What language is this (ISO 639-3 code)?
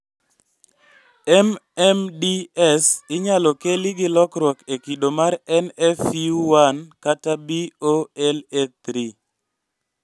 luo